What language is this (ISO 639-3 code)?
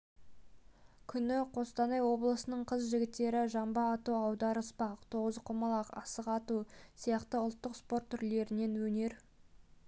kaz